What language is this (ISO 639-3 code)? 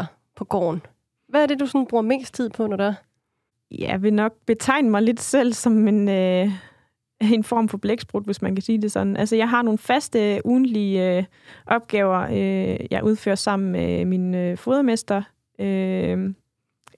dan